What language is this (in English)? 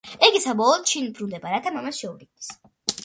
Georgian